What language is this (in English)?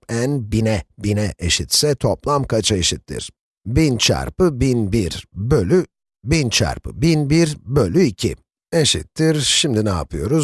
Turkish